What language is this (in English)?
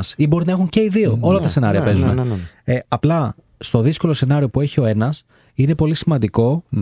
Greek